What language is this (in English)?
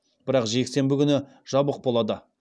Kazakh